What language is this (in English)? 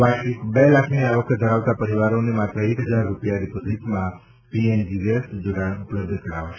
Gujarati